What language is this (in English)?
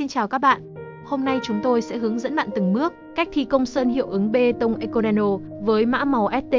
Vietnamese